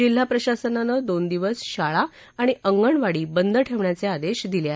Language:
Marathi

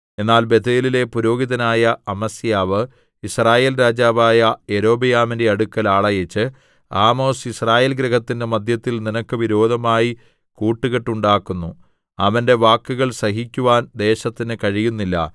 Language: Malayalam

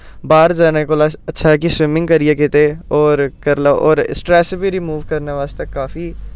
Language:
Dogri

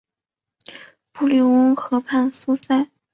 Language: Chinese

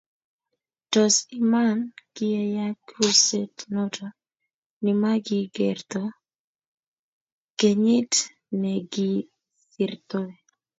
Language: Kalenjin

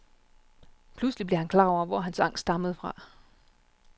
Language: Danish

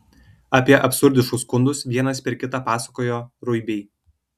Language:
Lithuanian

